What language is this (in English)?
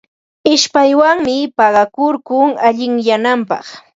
Ambo-Pasco Quechua